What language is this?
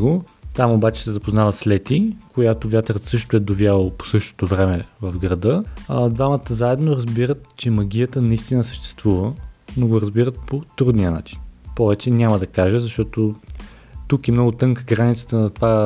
Bulgarian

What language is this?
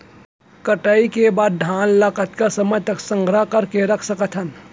Chhattisgarhi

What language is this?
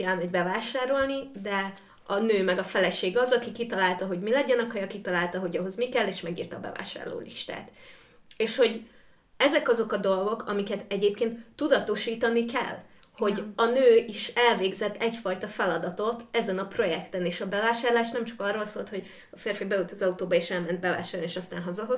Hungarian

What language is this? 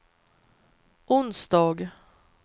Swedish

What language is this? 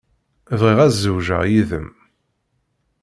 Kabyle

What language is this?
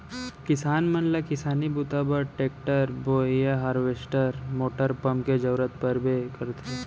Chhattisgarhi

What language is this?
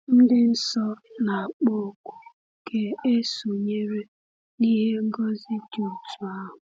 Igbo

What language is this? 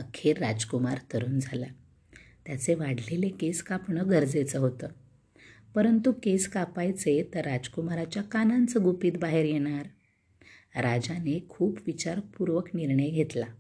Marathi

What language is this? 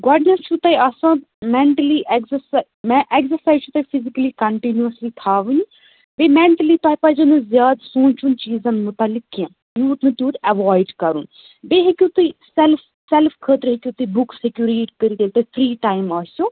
Kashmiri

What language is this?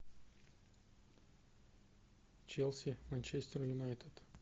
Russian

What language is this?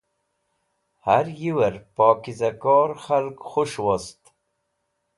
Wakhi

